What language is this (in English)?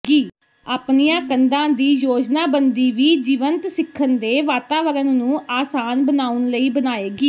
Punjabi